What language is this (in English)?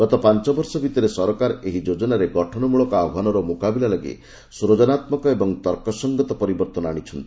Odia